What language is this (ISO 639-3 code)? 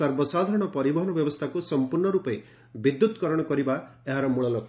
ori